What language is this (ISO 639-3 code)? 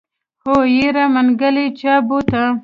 pus